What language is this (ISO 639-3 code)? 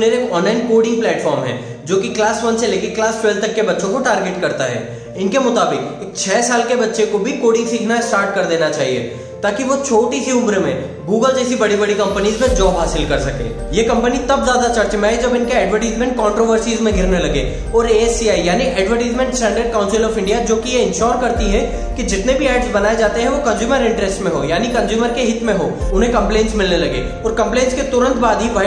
hin